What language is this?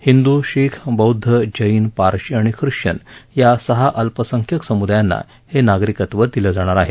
Marathi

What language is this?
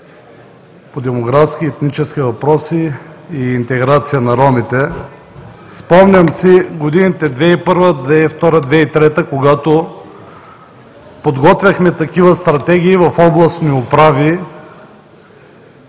Bulgarian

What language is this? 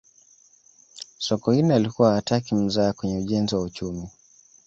Swahili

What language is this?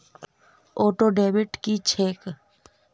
Maithili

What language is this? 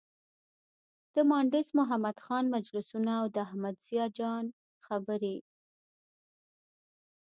Pashto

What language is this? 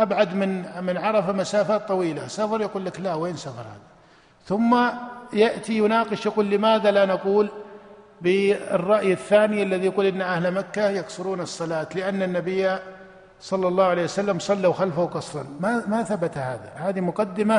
Arabic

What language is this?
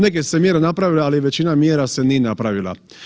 Croatian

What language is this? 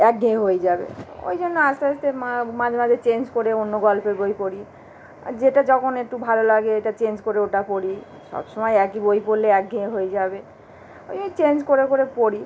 Bangla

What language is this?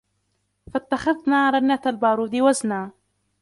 Arabic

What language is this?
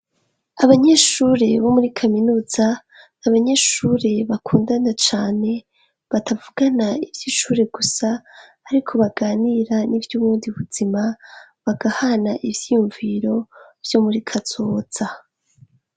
Rundi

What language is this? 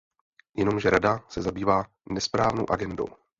Czech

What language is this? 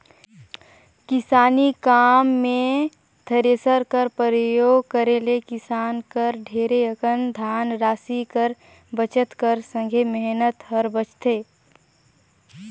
Chhattisgarhi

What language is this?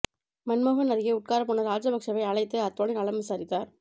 Tamil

